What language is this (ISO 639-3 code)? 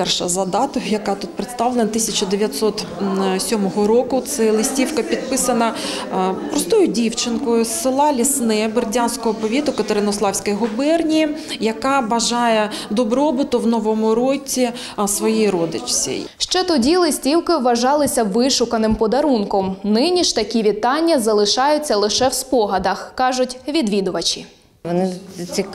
ukr